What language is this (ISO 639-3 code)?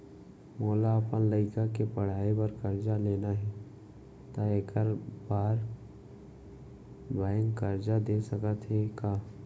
hne